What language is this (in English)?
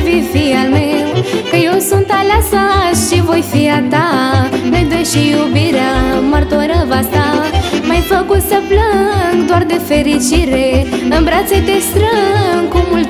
Romanian